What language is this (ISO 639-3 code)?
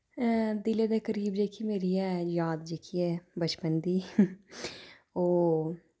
doi